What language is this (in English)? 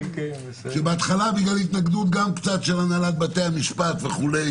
Hebrew